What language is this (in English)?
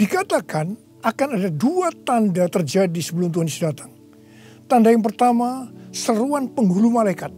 Indonesian